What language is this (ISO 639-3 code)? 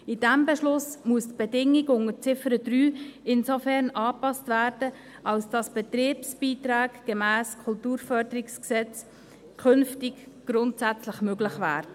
gsw